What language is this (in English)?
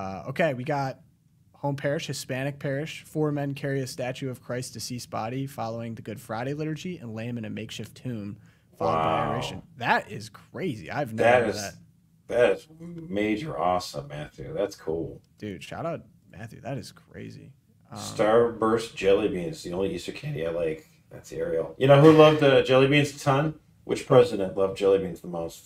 English